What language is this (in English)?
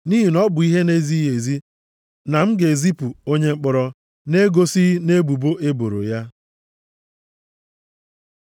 Igbo